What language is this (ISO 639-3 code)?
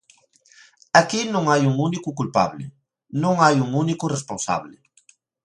glg